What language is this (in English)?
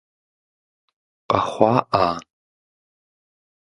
Kabardian